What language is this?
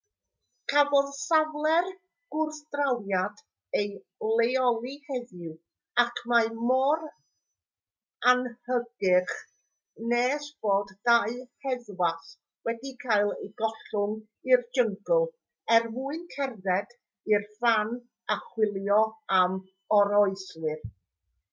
Welsh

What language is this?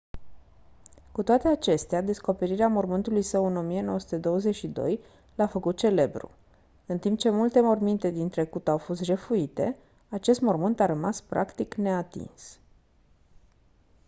Romanian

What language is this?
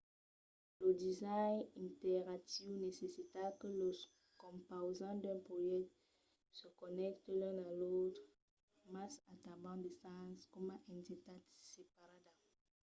Occitan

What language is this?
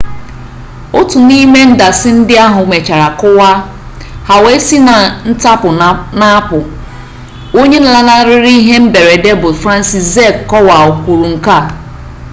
Igbo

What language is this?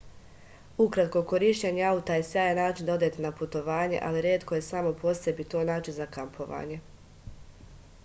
Serbian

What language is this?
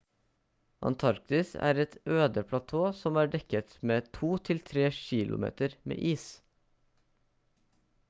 Norwegian Bokmål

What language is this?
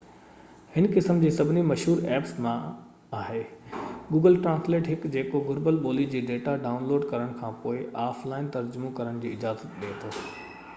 Sindhi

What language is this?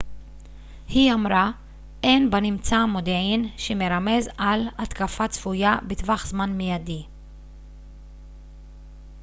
Hebrew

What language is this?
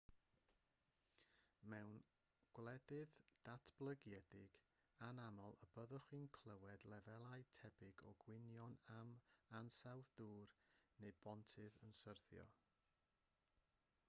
Welsh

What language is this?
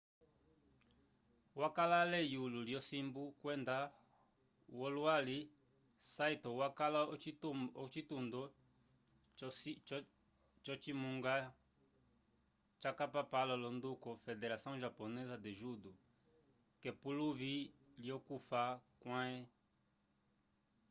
Umbundu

